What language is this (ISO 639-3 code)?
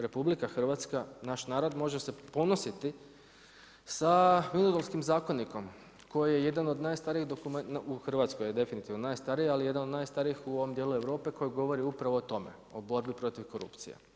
hrv